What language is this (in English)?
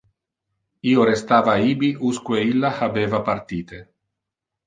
Interlingua